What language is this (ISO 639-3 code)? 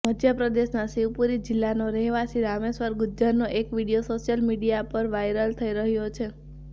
guj